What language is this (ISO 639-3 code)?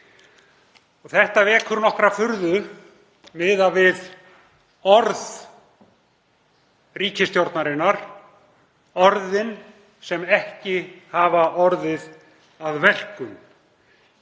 isl